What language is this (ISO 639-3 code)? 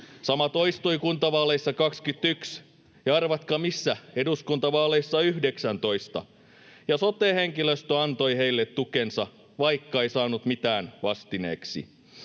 fin